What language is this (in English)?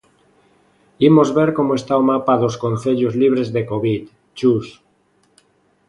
Galician